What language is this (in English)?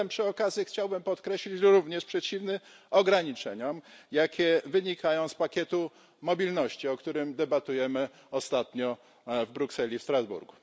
Polish